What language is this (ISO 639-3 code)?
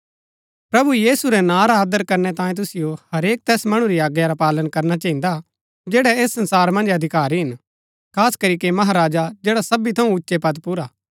gbk